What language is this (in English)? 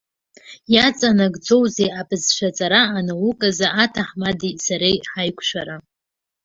Abkhazian